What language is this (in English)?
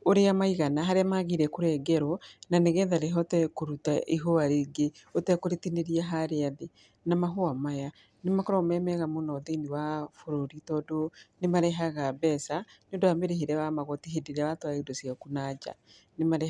Kikuyu